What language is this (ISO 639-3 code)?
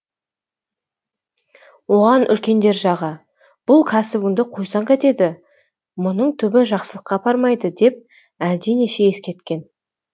kaz